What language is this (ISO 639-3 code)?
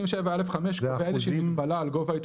heb